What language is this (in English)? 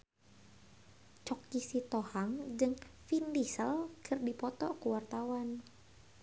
Sundanese